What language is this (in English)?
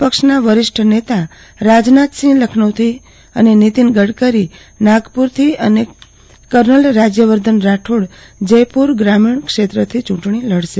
Gujarati